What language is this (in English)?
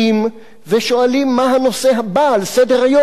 Hebrew